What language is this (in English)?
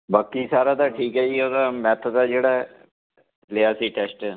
Punjabi